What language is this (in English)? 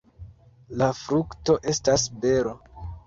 Esperanto